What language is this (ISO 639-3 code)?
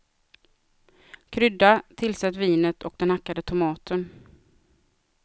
swe